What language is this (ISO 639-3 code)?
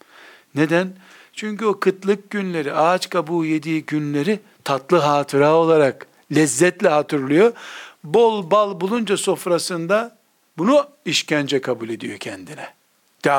tur